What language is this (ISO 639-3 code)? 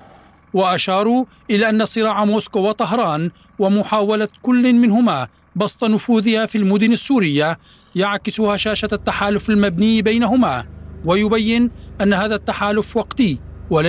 ara